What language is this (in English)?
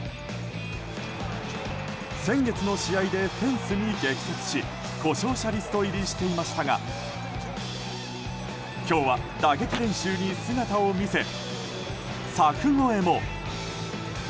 Japanese